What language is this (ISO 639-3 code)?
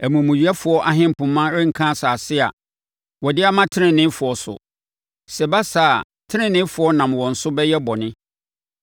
aka